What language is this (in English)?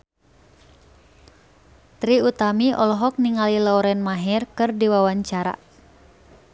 Sundanese